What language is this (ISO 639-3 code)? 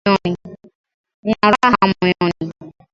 swa